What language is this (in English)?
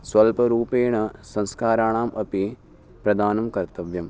Sanskrit